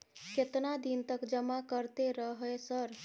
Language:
Maithili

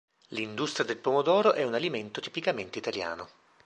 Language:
Italian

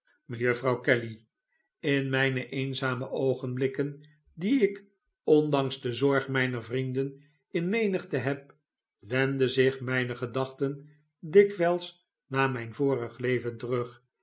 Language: Dutch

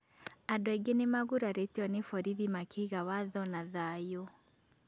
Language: Kikuyu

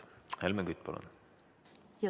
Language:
Estonian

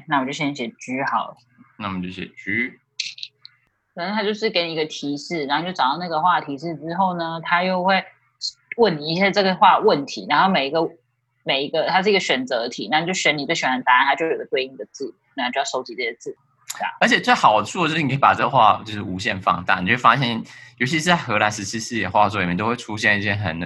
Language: Chinese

